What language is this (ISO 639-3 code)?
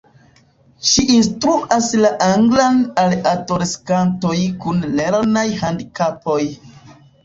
epo